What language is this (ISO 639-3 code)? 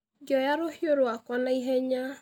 kik